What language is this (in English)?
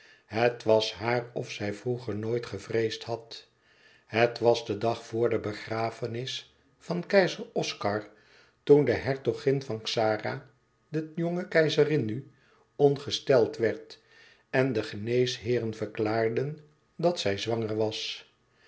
Dutch